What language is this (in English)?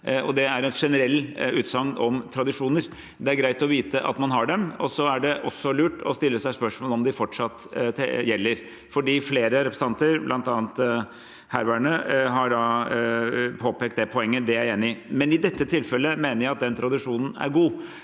Norwegian